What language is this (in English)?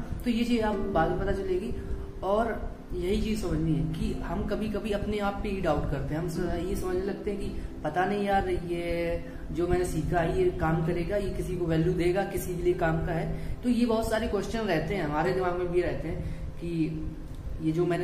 Hindi